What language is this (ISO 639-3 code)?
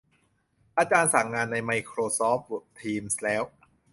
tha